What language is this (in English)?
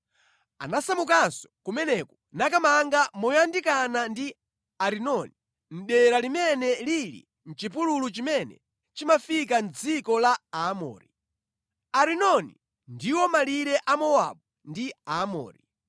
Nyanja